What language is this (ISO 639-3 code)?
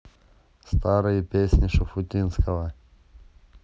rus